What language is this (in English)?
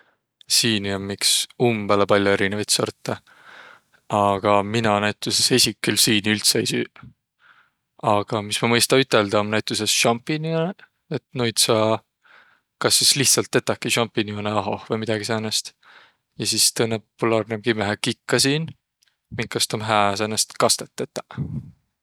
Võro